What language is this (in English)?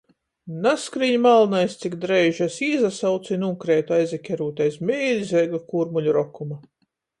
Latgalian